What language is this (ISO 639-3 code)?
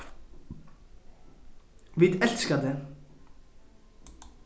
fao